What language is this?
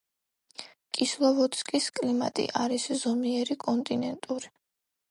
Georgian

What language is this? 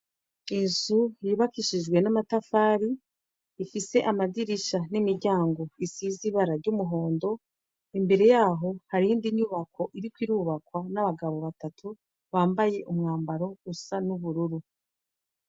Rundi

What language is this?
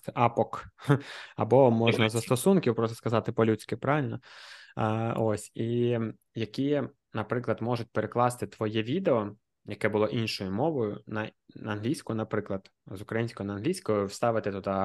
Ukrainian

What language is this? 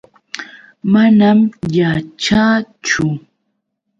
Yauyos Quechua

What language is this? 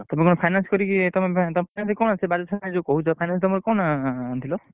Odia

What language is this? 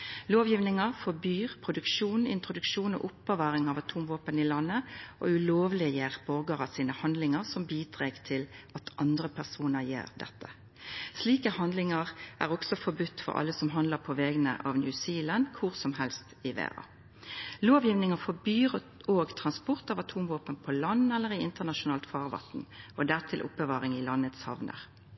Norwegian Nynorsk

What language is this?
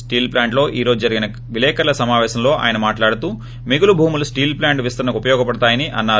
Telugu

